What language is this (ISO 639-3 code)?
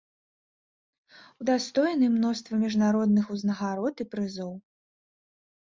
bel